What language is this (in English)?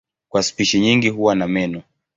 Swahili